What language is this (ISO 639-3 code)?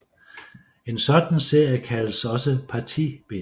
dan